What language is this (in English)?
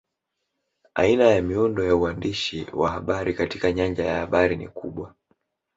Swahili